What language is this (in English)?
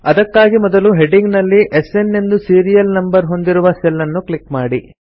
Kannada